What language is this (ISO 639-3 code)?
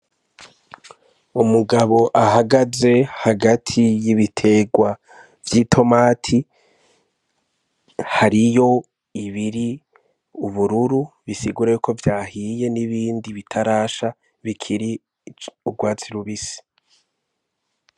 run